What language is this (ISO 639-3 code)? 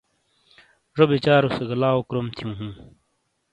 scl